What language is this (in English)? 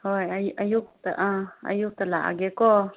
Manipuri